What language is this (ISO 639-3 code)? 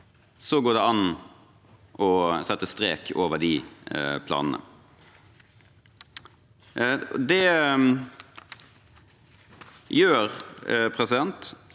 nor